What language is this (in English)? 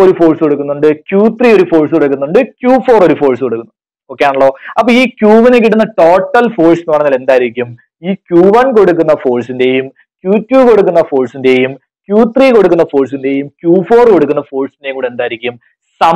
Turkish